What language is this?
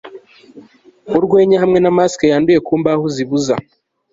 Kinyarwanda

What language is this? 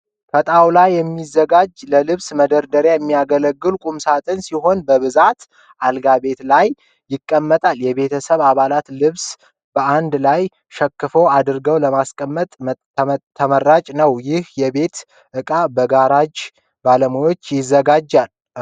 Amharic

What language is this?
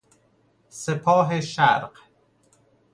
Persian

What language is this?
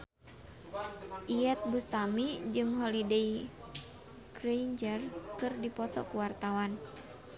Sundanese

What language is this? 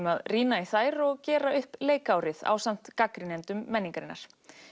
Icelandic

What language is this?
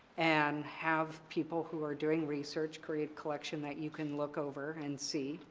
English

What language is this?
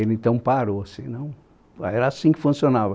Portuguese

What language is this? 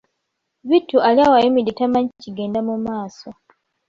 Ganda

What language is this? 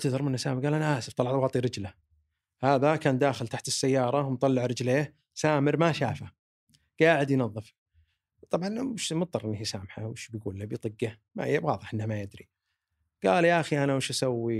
Arabic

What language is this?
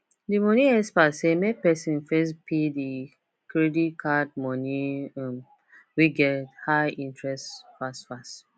Nigerian Pidgin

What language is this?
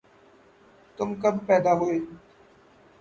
Urdu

